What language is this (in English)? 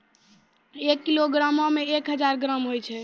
Maithili